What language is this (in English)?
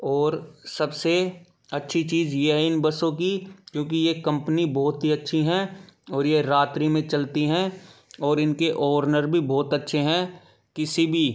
Hindi